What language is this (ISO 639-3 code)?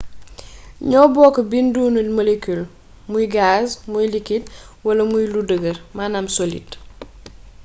wol